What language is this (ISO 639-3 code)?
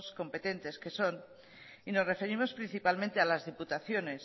spa